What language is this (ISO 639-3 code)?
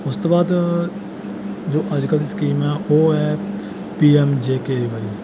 pan